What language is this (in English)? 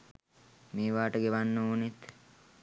Sinhala